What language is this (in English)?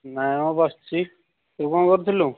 Odia